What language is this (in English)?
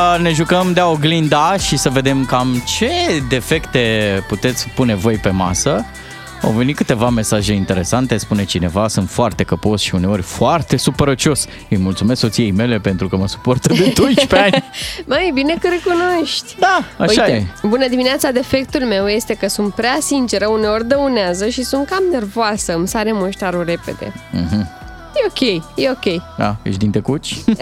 Romanian